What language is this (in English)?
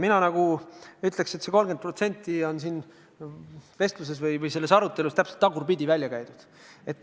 Estonian